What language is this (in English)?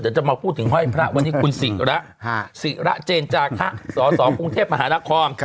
Thai